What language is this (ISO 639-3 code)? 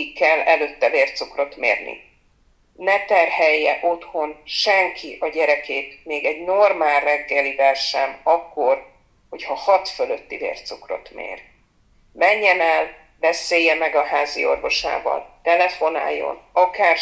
hun